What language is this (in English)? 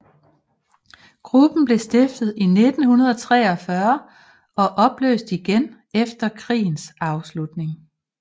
Danish